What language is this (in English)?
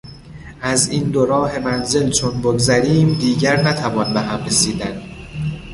Persian